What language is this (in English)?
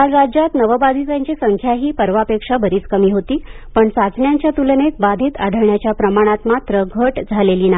Marathi